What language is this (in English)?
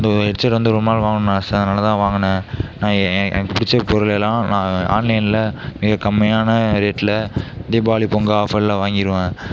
Tamil